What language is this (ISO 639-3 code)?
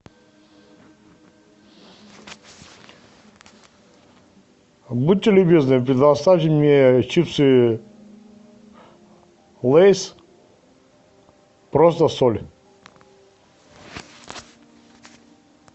rus